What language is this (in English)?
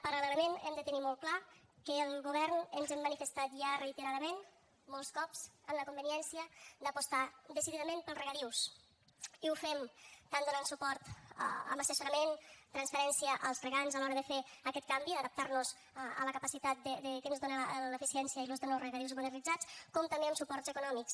Catalan